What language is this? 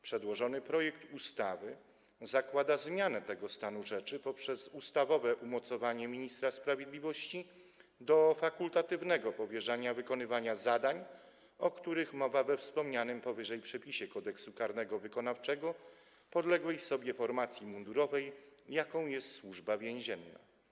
Polish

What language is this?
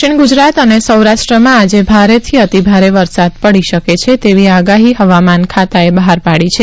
Gujarati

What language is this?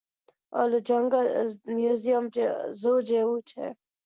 Gujarati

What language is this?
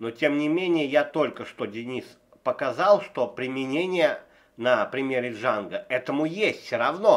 Russian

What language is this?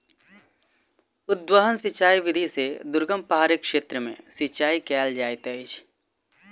Maithili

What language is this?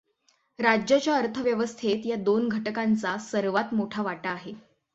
Marathi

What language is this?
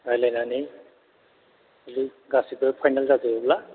Bodo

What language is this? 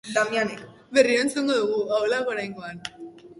Basque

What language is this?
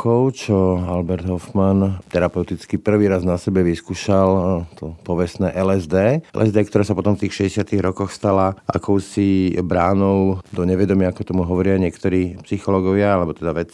Slovak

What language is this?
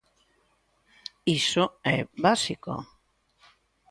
Galician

